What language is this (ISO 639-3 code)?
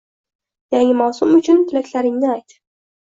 uzb